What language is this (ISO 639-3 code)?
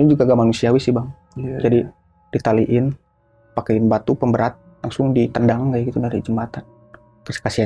ind